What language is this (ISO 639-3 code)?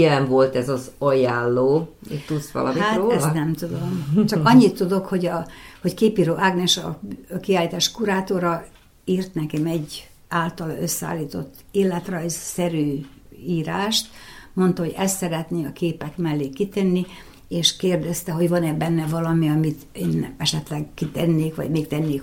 hun